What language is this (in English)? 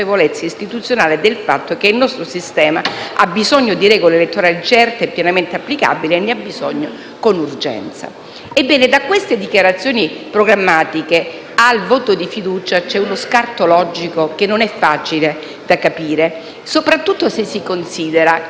Italian